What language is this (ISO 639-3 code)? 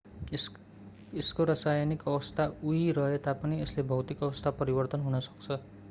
nep